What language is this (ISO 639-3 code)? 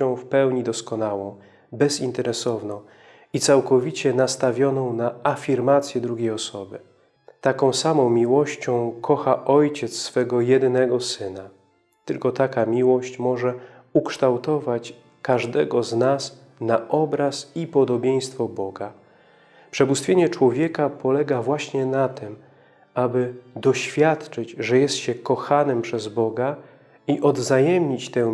pol